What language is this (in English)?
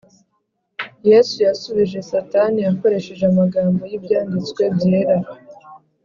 Kinyarwanda